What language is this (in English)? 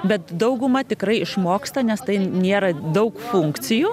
Lithuanian